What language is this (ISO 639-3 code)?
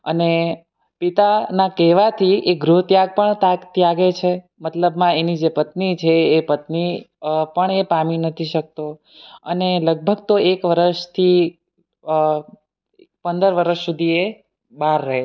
guj